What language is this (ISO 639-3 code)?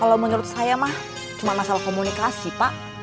ind